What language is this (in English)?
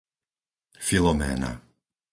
Slovak